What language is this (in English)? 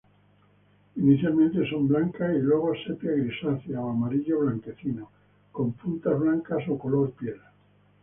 Spanish